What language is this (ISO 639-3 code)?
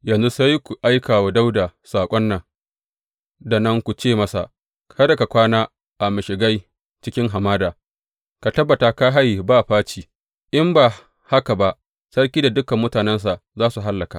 hau